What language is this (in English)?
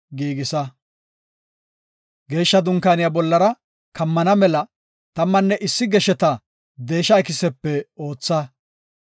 Gofa